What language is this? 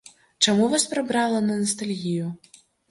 Belarusian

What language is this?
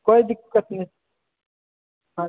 Maithili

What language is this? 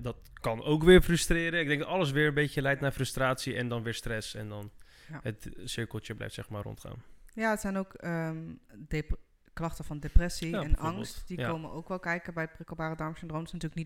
Dutch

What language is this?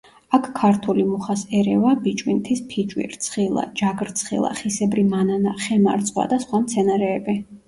Georgian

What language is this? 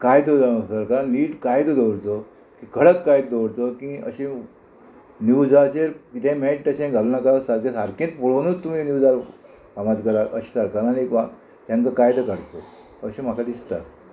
Konkani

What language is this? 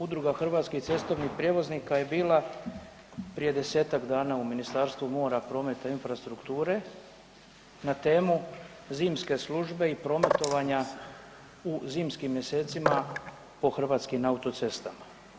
Croatian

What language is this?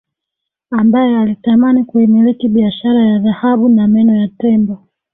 Swahili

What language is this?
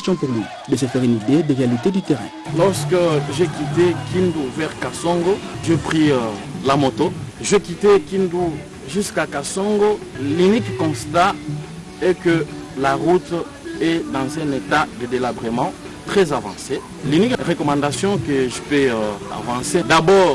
French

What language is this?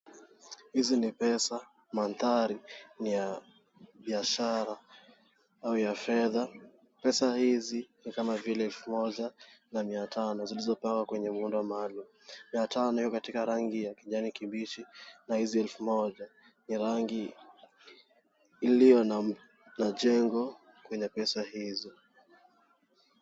Swahili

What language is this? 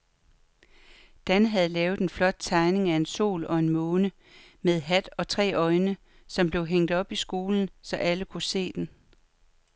Danish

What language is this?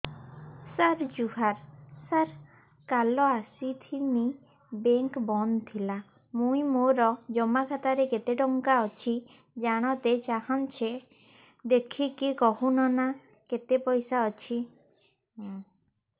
Odia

